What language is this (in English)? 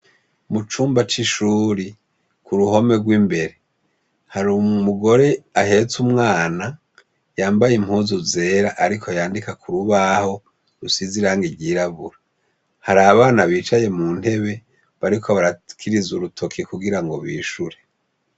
Rundi